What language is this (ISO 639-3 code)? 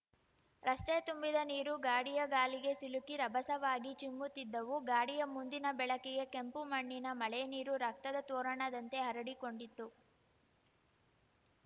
kan